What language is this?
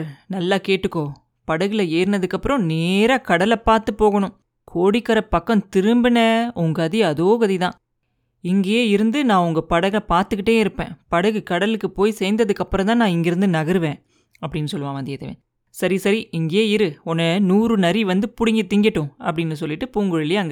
Tamil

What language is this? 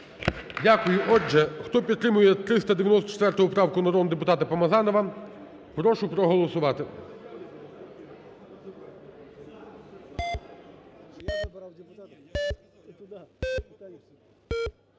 Ukrainian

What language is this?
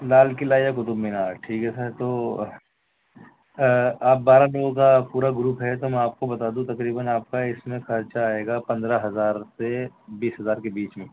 Urdu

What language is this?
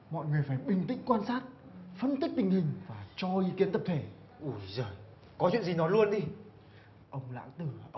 Vietnamese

